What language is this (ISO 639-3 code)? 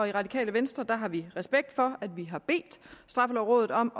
dan